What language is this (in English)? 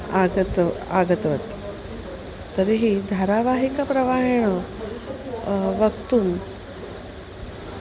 Sanskrit